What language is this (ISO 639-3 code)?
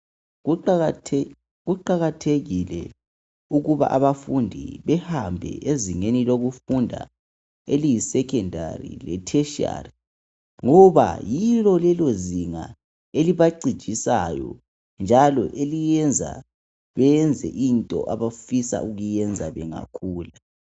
nde